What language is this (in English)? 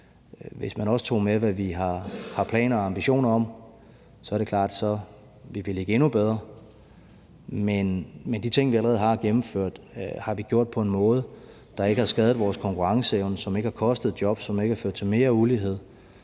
Danish